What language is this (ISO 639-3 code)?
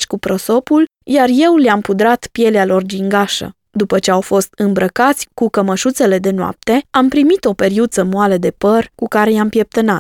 ron